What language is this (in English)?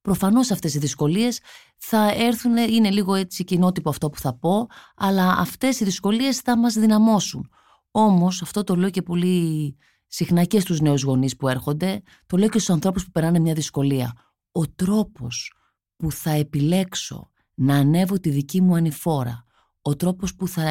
Greek